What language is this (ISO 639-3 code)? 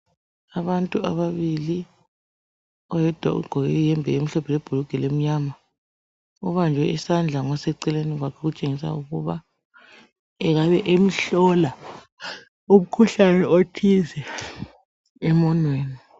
nde